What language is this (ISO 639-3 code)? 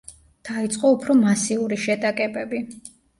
kat